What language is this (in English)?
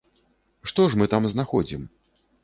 Belarusian